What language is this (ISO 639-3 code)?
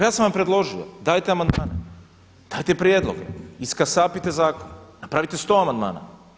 hrv